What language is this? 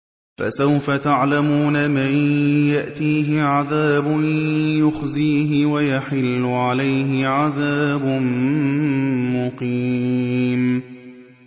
Arabic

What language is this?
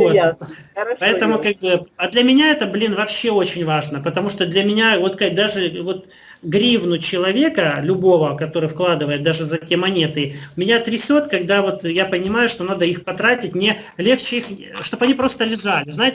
Russian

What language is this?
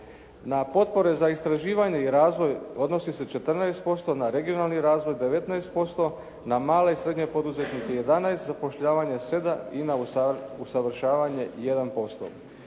Croatian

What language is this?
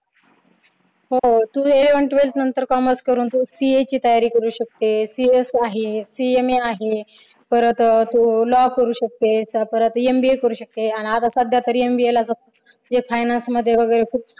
Marathi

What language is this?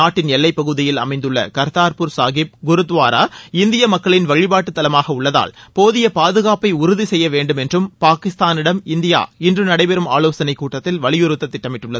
Tamil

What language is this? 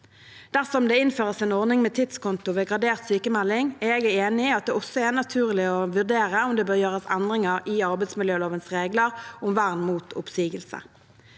Norwegian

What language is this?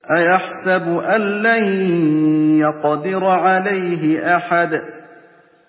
Arabic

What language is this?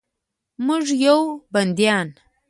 Pashto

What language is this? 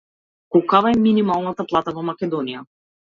Macedonian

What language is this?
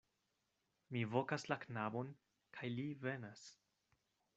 Esperanto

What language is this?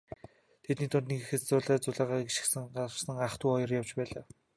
Mongolian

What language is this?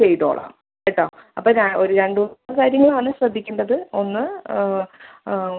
Malayalam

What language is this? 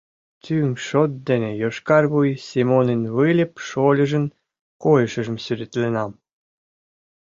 Mari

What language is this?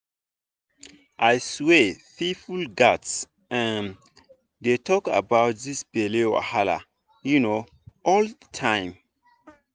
Nigerian Pidgin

